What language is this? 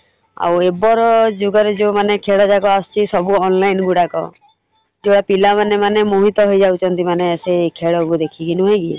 Odia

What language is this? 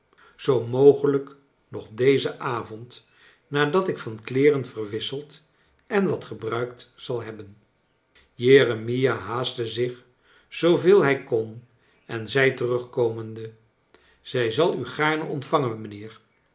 Dutch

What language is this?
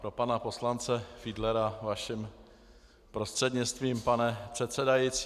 Czech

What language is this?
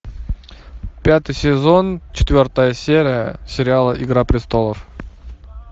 Russian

